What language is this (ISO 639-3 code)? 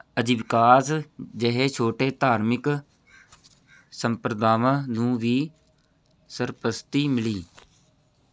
pan